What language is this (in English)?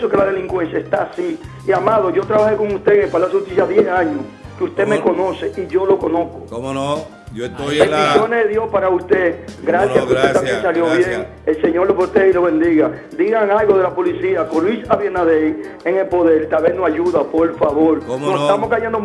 Spanish